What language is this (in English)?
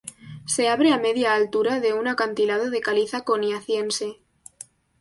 Spanish